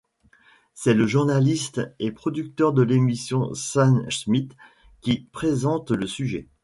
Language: French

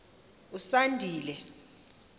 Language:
Xhosa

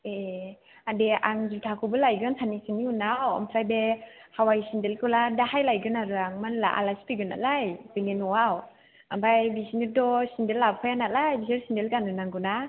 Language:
Bodo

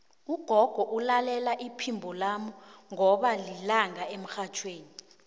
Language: South Ndebele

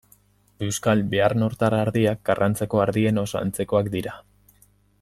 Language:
Basque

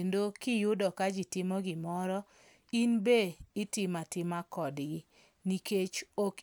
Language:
Luo (Kenya and Tanzania)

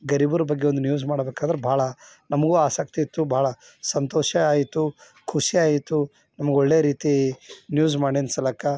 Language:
Kannada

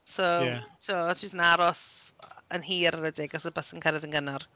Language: Welsh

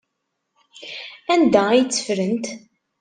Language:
Kabyle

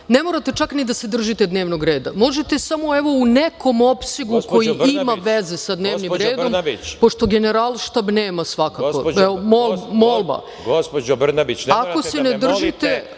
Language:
Serbian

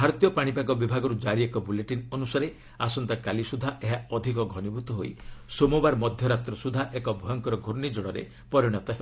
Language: Odia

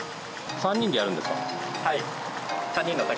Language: Japanese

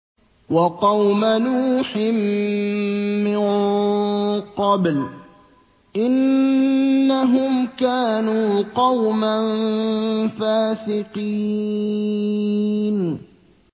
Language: Arabic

